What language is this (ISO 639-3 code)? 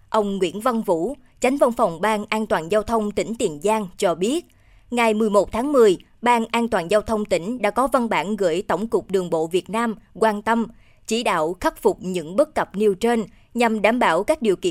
vie